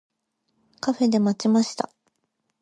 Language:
Japanese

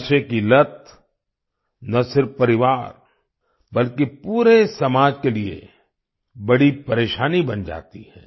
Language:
Hindi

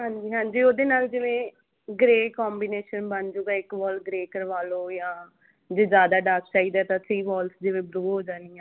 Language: Punjabi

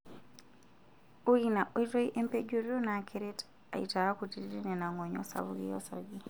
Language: Masai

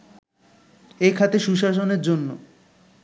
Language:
Bangla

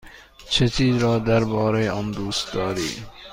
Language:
Persian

